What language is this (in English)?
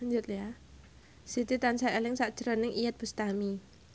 Javanese